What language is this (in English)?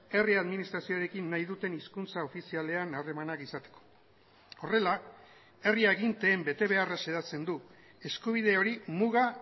Basque